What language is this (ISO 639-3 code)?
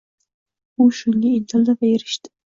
uzb